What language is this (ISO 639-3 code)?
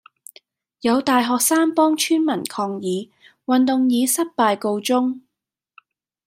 yue